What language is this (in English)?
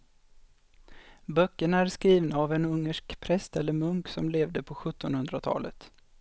Swedish